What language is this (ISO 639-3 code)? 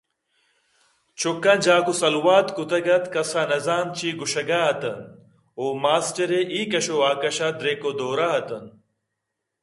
bgp